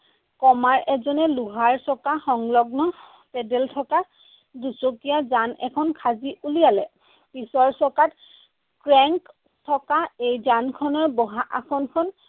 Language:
Assamese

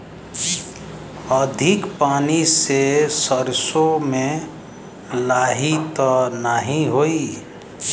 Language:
Bhojpuri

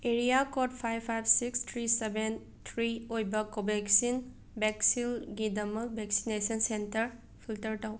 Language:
Manipuri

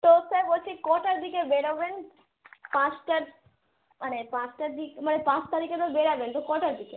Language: Bangla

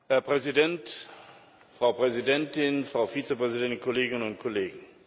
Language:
German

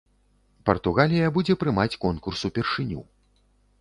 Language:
Belarusian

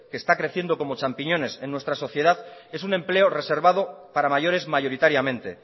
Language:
Spanish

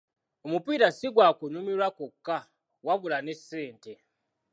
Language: Ganda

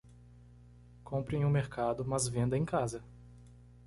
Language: Portuguese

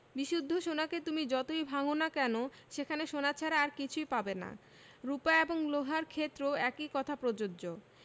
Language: Bangla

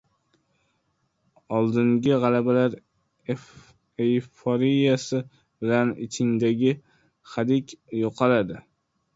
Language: Uzbek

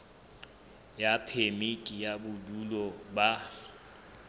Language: Southern Sotho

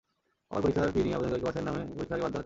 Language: Bangla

